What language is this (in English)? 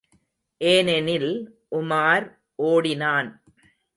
Tamil